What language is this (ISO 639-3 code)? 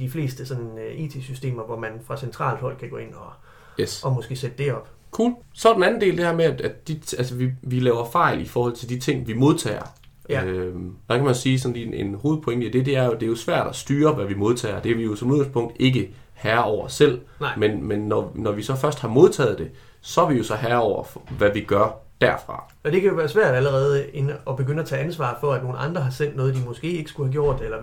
dan